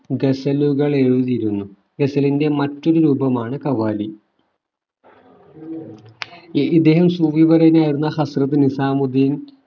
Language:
Malayalam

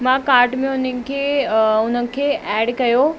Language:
Sindhi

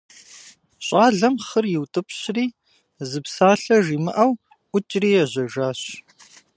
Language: Kabardian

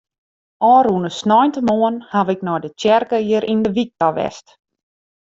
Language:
Western Frisian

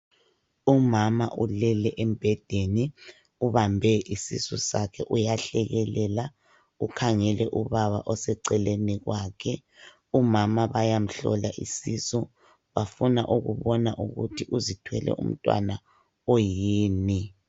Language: North Ndebele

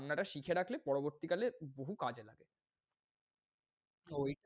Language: Bangla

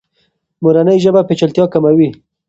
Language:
Pashto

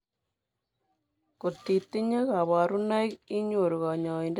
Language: Kalenjin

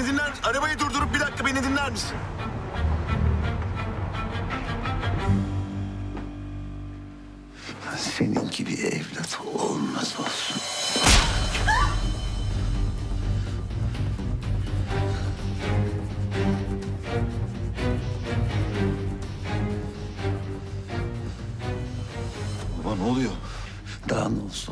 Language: Turkish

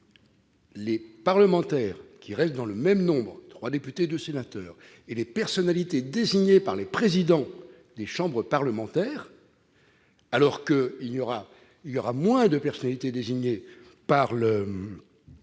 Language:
French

